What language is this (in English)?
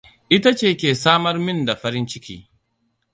Hausa